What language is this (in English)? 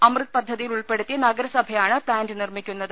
Malayalam